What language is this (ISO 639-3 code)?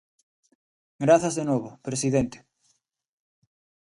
glg